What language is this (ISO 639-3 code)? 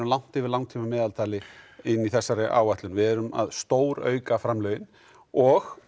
isl